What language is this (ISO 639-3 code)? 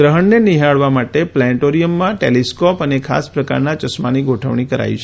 guj